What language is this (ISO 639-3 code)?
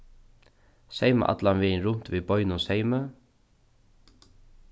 fao